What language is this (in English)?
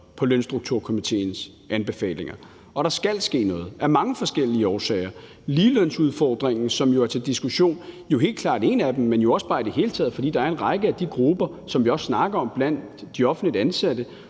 Danish